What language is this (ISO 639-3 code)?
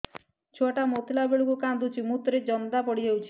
ori